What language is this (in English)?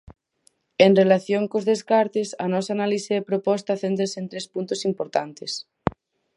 Galician